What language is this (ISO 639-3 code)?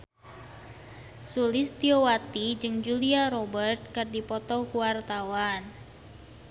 sun